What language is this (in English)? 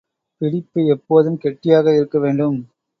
Tamil